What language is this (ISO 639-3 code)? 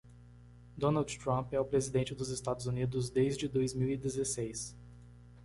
por